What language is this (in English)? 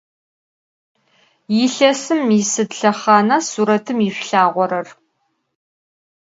Adyghe